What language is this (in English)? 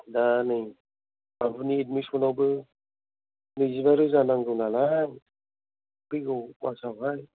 Bodo